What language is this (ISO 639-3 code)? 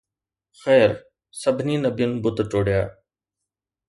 snd